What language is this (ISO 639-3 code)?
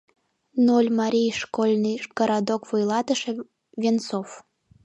chm